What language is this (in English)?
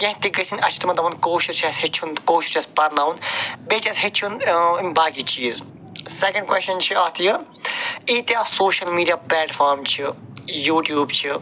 Kashmiri